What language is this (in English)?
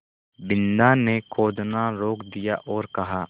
Hindi